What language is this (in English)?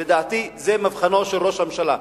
Hebrew